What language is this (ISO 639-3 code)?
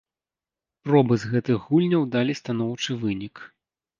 bel